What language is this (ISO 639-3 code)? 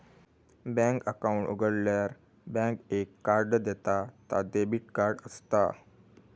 mar